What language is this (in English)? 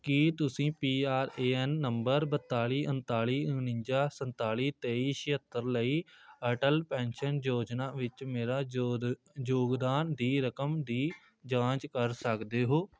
Punjabi